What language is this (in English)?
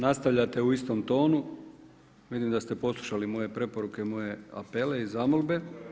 Croatian